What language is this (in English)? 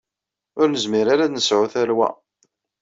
Kabyle